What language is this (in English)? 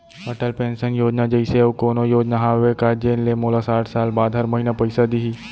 Chhattisgarhi